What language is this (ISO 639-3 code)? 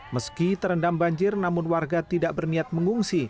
ind